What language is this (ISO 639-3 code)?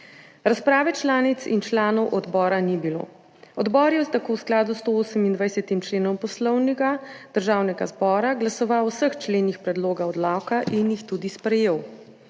slv